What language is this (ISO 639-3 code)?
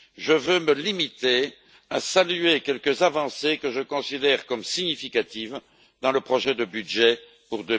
fra